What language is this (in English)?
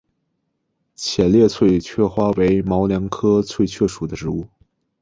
Chinese